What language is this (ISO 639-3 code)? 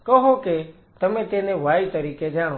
guj